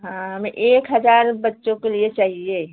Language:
Hindi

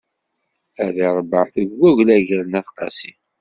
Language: Kabyle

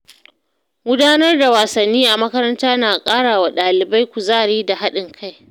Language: Hausa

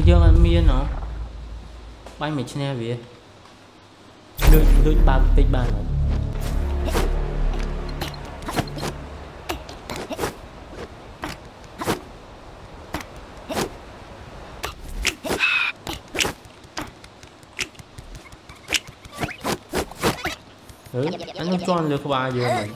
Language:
Vietnamese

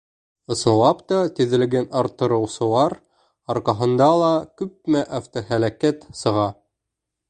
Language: Bashkir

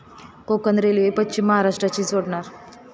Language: Marathi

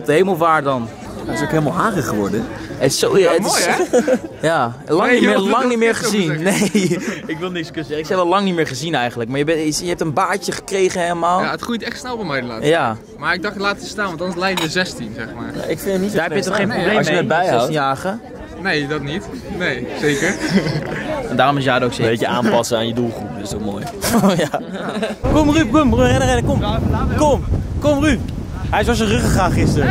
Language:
Dutch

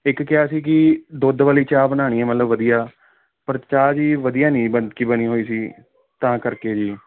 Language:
Punjabi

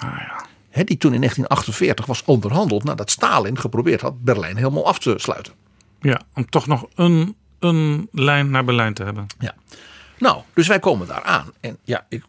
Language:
Dutch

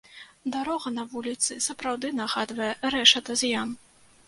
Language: Belarusian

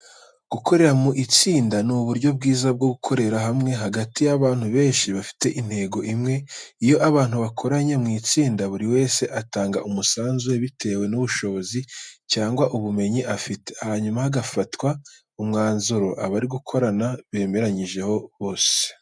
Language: Kinyarwanda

